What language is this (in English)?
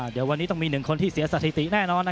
Thai